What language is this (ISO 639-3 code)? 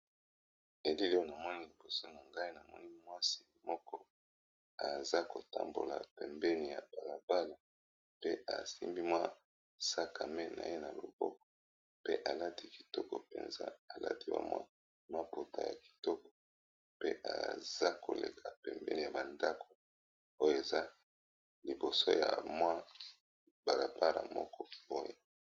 lin